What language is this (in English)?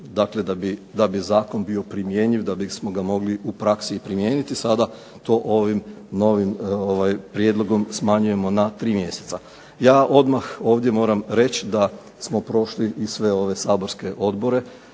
Croatian